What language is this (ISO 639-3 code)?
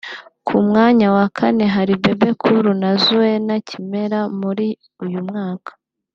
kin